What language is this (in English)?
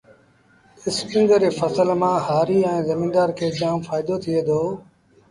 Sindhi Bhil